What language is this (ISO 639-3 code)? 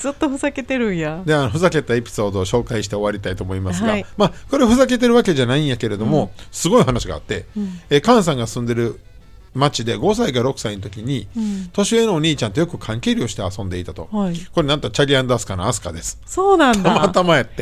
jpn